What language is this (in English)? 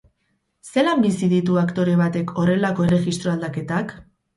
Basque